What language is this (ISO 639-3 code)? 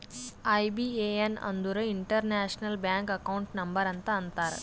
kan